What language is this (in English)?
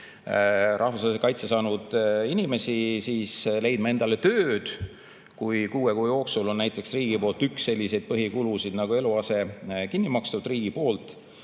Estonian